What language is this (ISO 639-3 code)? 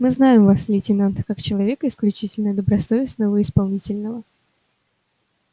rus